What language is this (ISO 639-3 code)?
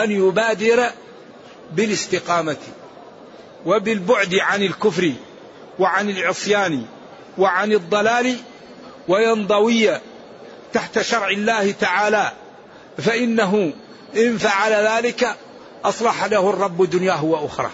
ara